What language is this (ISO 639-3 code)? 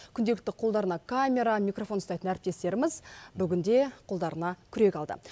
kaz